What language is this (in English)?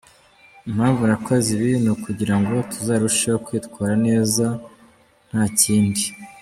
Kinyarwanda